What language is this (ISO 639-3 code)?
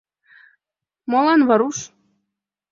chm